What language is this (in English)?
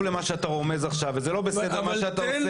Hebrew